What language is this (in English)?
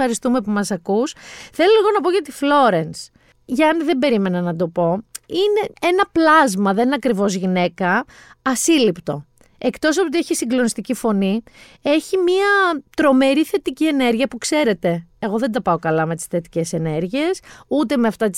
Greek